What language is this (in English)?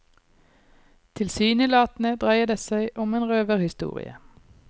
Norwegian